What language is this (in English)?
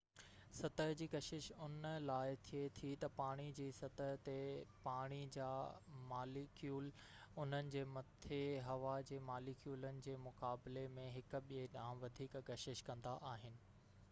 Sindhi